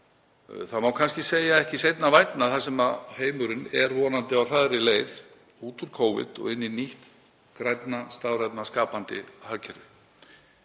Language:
Icelandic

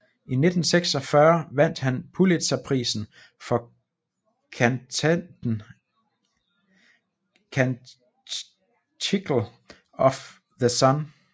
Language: Danish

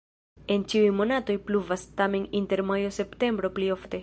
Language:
Esperanto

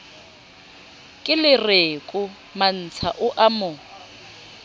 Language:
Southern Sotho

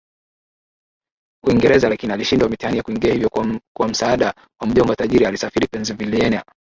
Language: Swahili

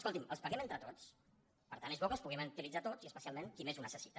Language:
Catalan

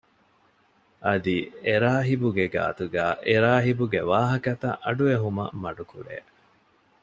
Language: Divehi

